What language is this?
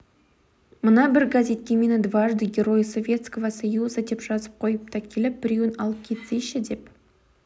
Kazakh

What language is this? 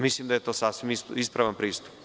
Serbian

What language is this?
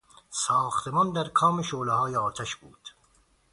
Persian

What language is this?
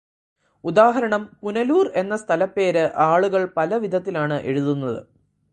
Malayalam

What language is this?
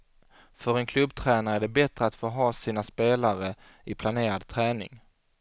Swedish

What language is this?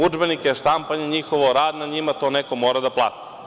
Serbian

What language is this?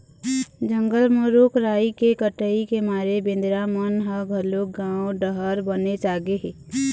Chhattisgarhi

